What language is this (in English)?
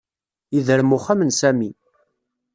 Kabyle